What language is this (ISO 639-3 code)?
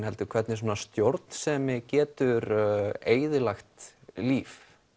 isl